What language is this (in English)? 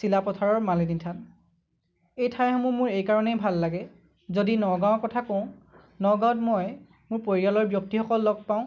Assamese